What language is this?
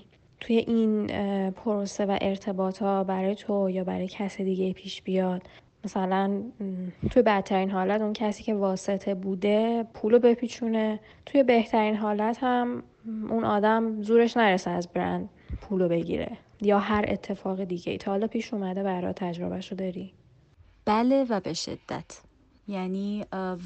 Persian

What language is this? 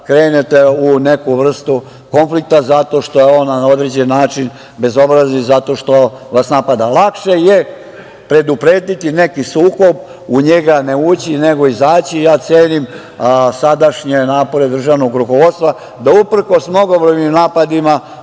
Serbian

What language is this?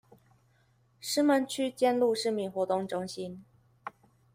Chinese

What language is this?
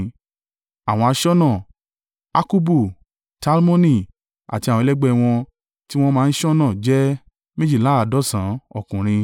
Yoruba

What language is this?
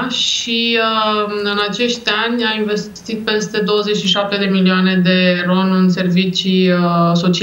Romanian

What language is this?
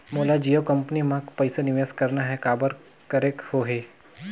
Chhattisgarhi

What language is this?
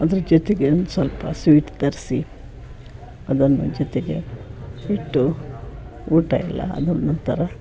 Kannada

